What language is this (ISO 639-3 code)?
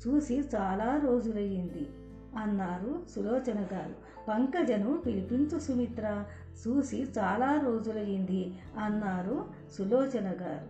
tel